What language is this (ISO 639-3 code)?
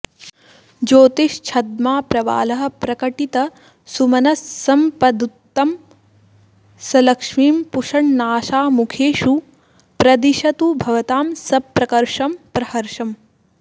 san